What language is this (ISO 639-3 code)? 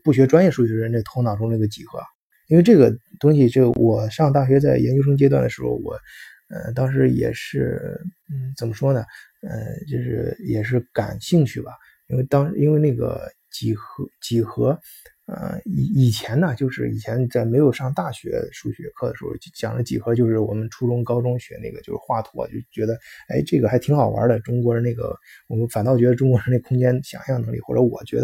zho